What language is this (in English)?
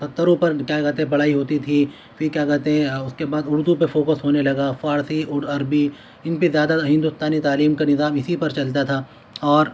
Urdu